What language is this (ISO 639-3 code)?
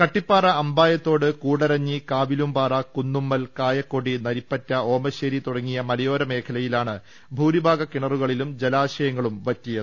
mal